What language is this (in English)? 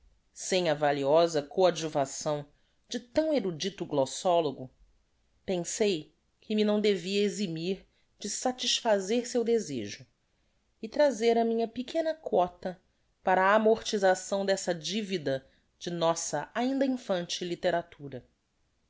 Portuguese